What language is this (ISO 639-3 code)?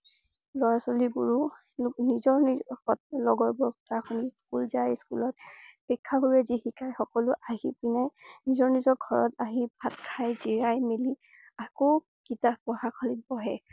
asm